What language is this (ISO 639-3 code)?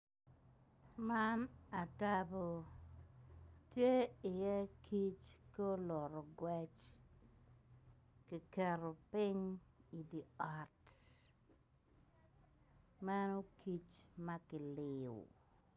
ach